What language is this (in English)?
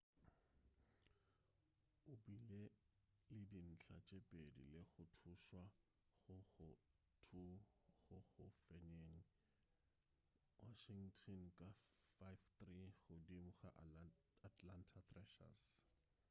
Northern Sotho